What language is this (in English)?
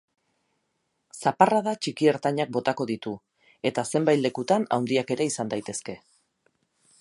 Basque